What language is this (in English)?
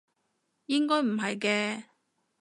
Cantonese